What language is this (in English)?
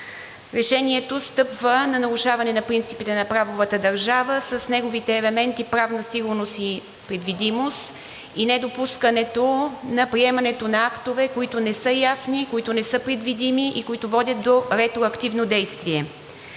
Bulgarian